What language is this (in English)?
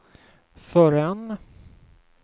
Swedish